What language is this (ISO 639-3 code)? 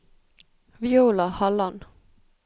nor